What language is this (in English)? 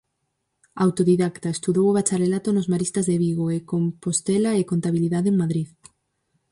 Galician